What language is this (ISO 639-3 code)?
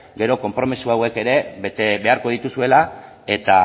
eus